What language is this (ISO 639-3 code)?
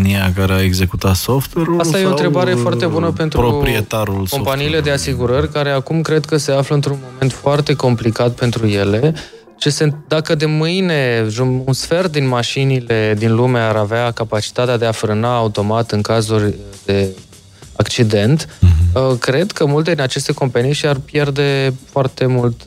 ron